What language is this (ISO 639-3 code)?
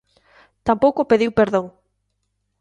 glg